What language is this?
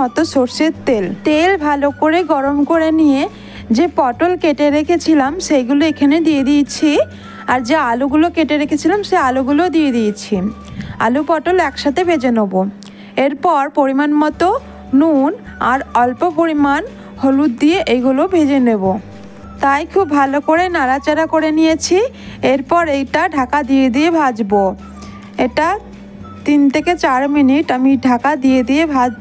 Bangla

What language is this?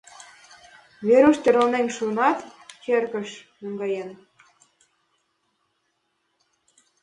Mari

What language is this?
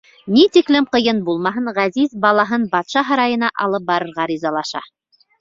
Bashkir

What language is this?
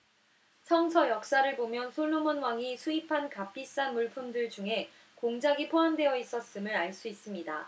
Korean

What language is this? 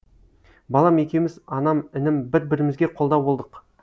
Kazakh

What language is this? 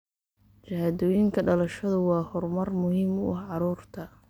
Somali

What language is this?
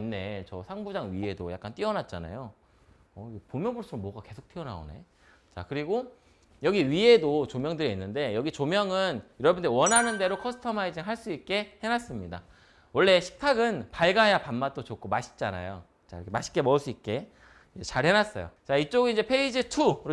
Korean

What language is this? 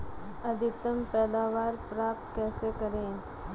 Hindi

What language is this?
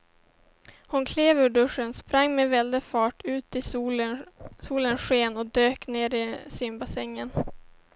Swedish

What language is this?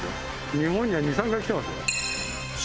Japanese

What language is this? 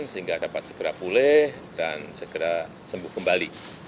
Indonesian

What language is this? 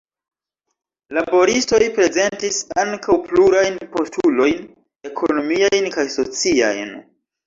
Esperanto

